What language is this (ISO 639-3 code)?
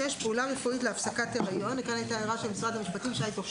heb